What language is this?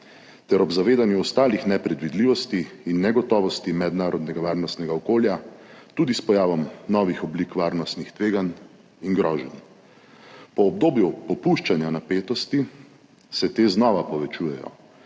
Slovenian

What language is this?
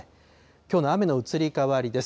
Japanese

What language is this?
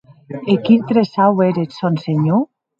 Occitan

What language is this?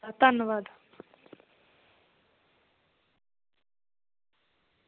Punjabi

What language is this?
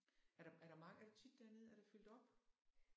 Danish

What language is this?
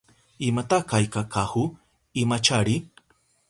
Southern Pastaza Quechua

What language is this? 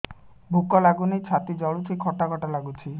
Odia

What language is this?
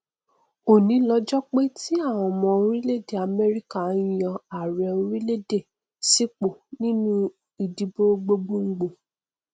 Yoruba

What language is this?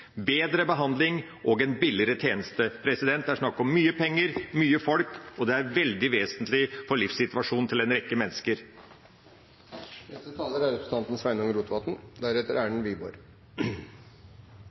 Norwegian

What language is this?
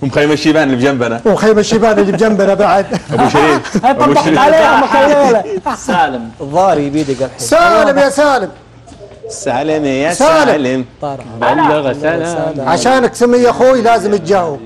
Arabic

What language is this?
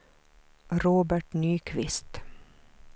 Swedish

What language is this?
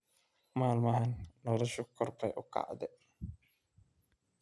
Somali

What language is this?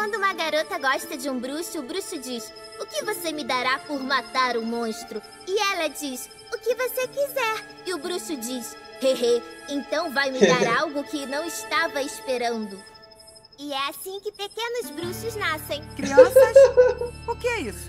Portuguese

